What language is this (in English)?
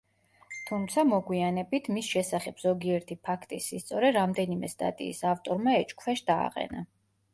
Georgian